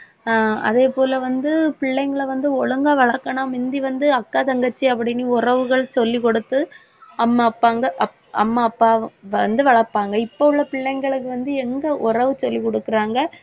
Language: Tamil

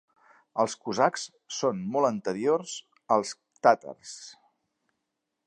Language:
Catalan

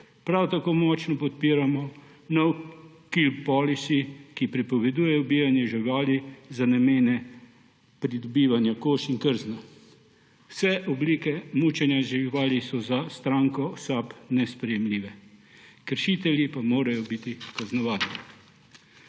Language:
Slovenian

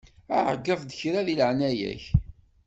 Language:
Kabyle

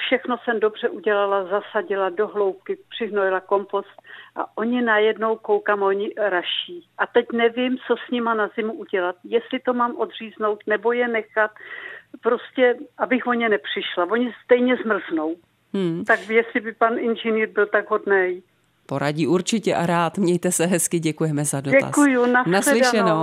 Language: Czech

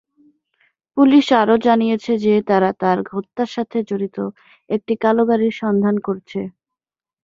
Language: Bangla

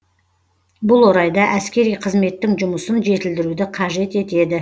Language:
Kazakh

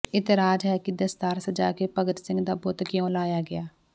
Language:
Punjabi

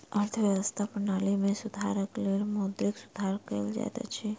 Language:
Maithili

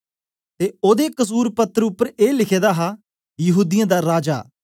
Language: Dogri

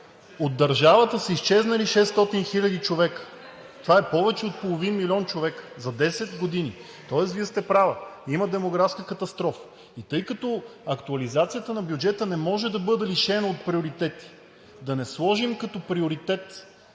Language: Bulgarian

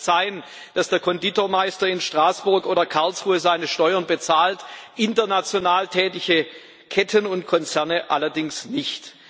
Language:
German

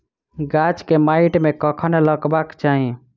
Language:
Maithili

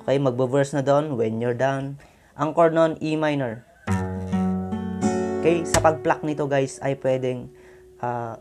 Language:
Filipino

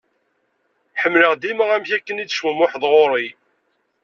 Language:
Kabyle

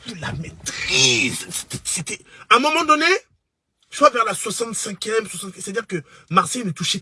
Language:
French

